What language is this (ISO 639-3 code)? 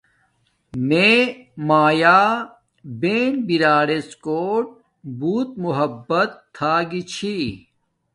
dmk